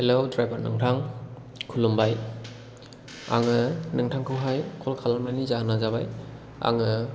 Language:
Bodo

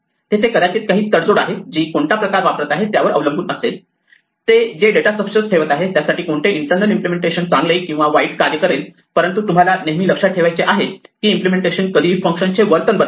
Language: Marathi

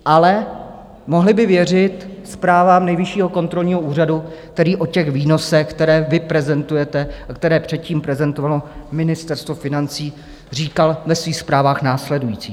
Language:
Czech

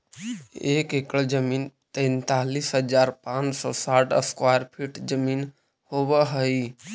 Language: Magahi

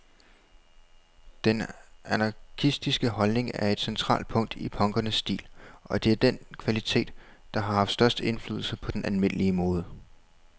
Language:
Danish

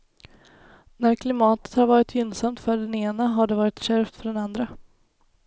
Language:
Swedish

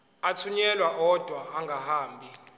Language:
Zulu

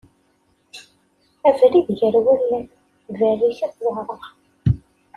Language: Kabyle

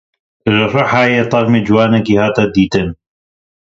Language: Kurdish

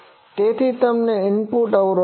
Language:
Gujarati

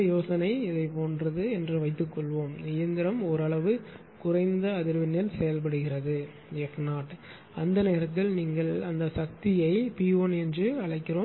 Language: Tamil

